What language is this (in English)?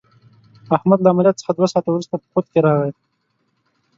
Pashto